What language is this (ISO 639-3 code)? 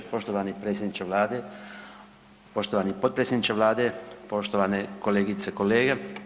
hrv